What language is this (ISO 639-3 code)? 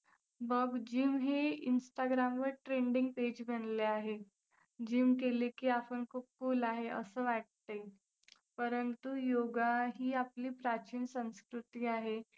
mar